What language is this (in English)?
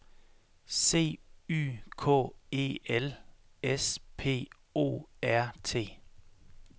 Danish